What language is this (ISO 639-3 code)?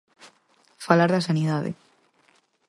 glg